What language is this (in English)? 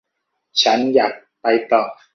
Thai